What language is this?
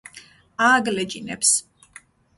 Georgian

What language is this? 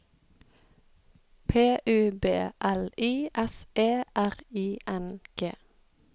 Norwegian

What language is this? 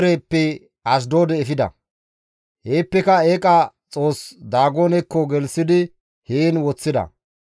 Gamo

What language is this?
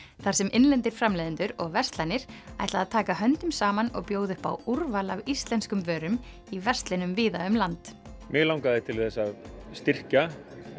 Icelandic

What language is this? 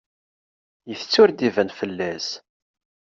Kabyle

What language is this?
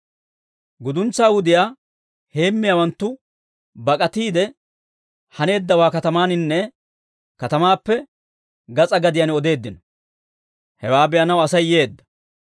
Dawro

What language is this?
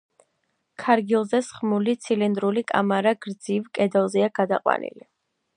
Georgian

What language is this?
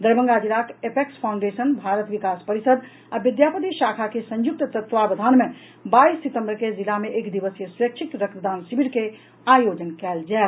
Maithili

